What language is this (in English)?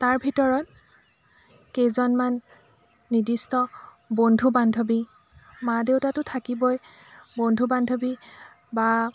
Assamese